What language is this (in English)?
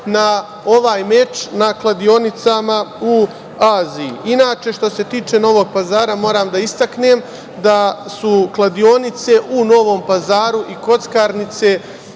Serbian